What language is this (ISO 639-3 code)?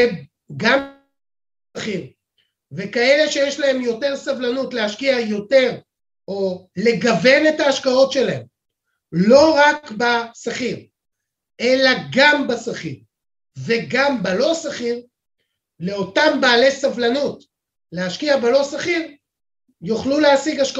heb